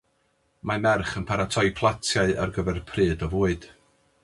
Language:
Welsh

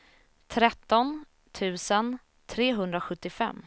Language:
Swedish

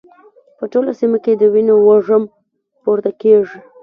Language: Pashto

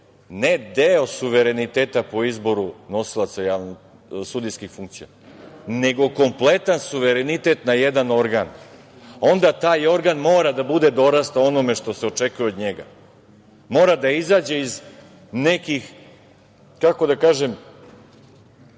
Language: Serbian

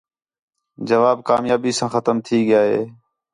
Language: Khetrani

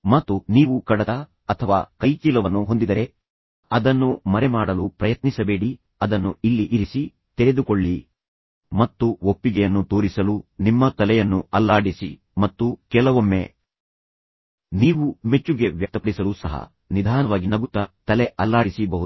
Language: Kannada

